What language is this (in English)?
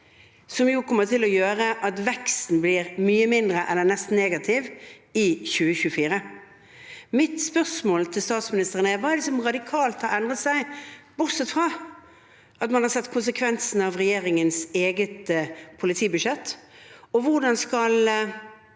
Norwegian